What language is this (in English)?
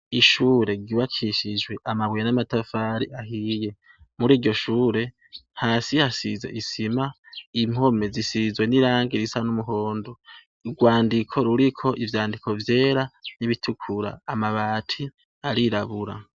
Rundi